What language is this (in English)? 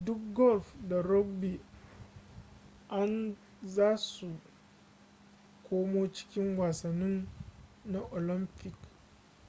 Hausa